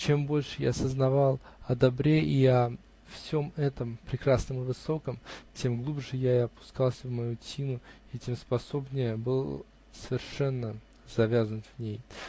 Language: Russian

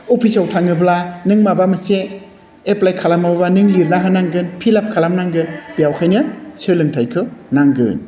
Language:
Bodo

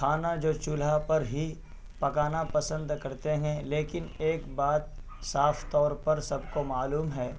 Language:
Urdu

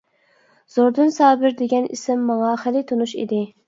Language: Uyghur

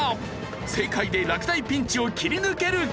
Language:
Japanese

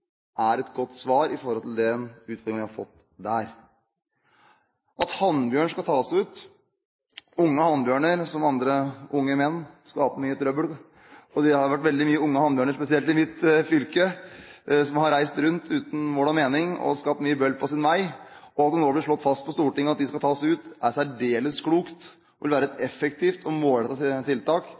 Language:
Norwegian Bokmål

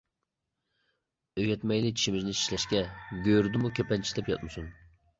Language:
Uyghur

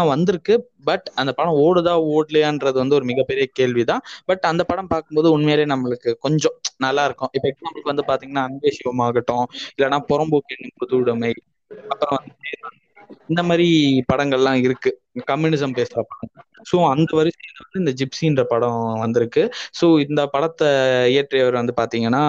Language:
Tamil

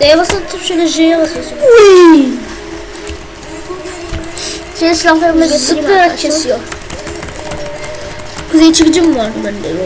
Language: Turkish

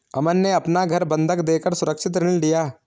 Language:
Hindi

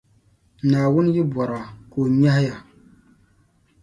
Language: Dagbani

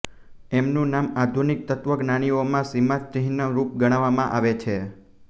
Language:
Gujarati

